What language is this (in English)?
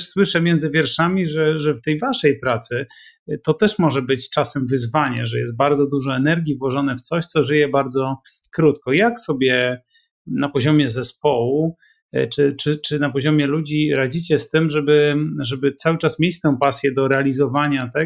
Polish